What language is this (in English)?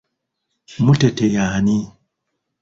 Ganda